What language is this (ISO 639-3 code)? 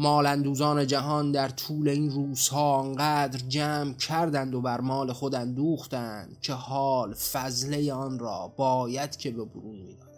fas